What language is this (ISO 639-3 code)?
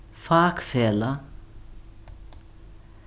fao